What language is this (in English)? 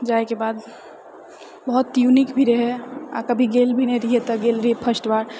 Maithili